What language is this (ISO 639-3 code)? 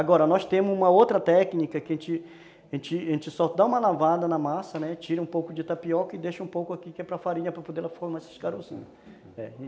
por